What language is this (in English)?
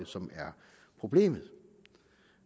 Danish